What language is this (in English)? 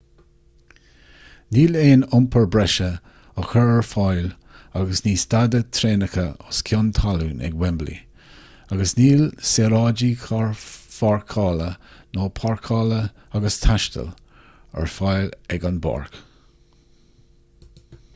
Irish